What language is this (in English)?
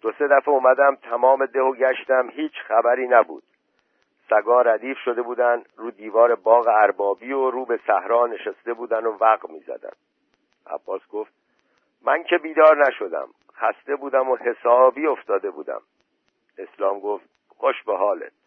Persian